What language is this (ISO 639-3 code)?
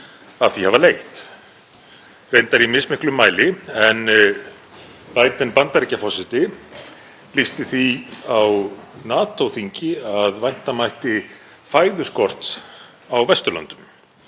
isl